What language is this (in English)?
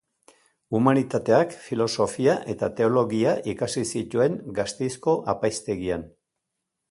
Basque